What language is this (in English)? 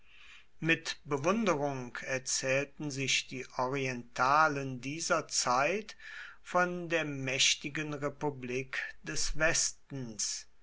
German